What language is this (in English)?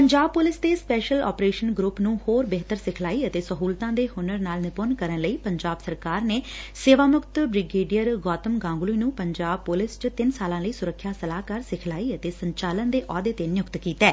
Punjabi